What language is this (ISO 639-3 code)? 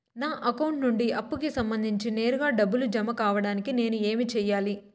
tel